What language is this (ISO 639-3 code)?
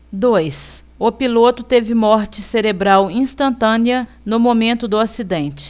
por